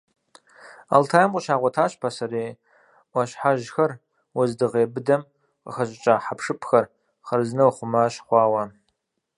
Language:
Kabardian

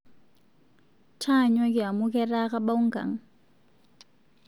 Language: Masai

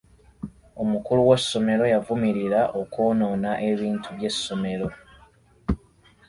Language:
Ganda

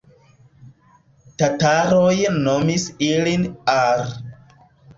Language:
Esperanto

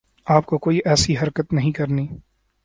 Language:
Urdu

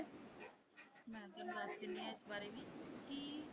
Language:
Punjabi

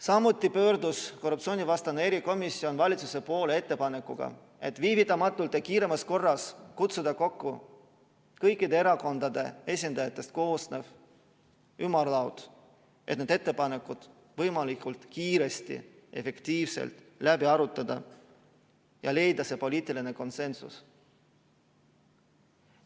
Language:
Estonian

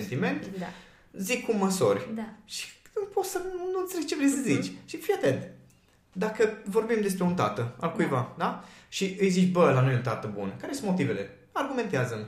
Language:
Romanian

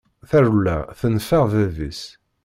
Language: Kabyle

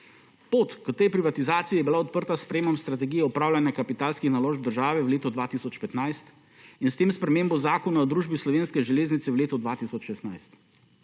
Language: Slovenian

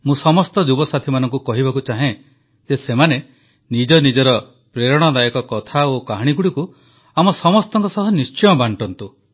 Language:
Odia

